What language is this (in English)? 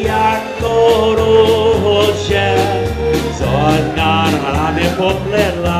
Polish